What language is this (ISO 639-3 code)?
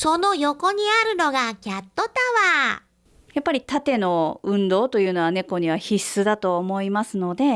jpn